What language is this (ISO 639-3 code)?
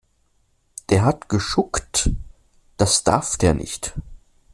deu